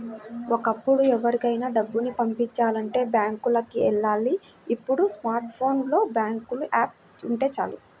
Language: Telugu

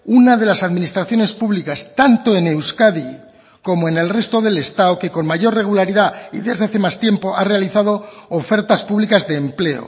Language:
Spanish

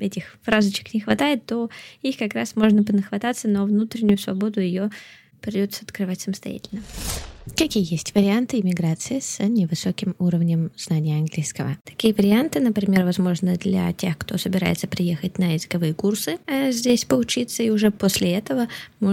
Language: Russian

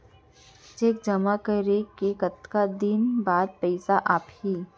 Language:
Chhattisgarhi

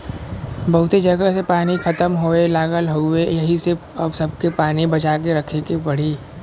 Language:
Bhojpuri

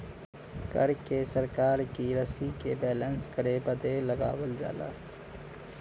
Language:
Bhojpuri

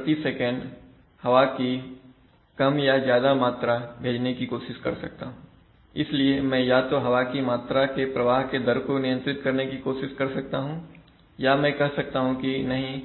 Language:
Hindi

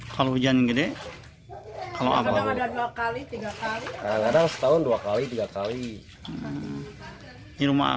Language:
Indonesian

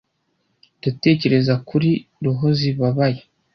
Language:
Kinyarwanda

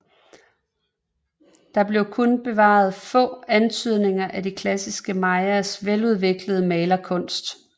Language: Danish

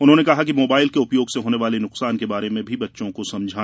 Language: Hindi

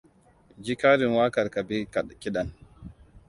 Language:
Hausa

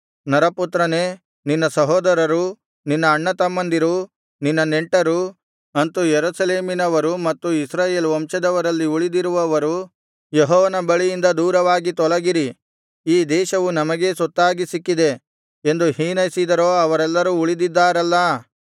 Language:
Kannada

